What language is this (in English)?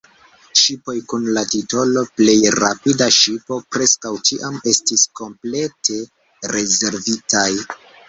Esperanto